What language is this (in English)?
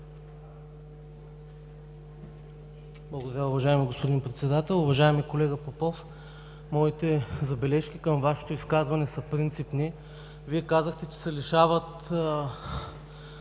Bulgarian